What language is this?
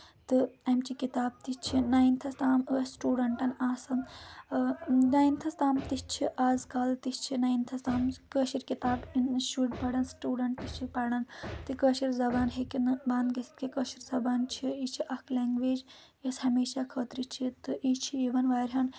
Kashmiri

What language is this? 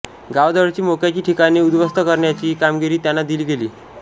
Marathi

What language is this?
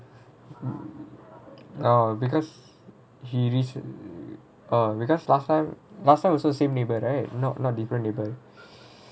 English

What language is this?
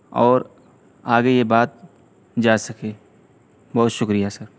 Urdu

